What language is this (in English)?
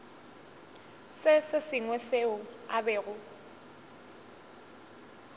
Northern Sotho